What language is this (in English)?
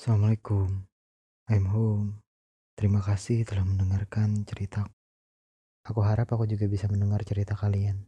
Indonesian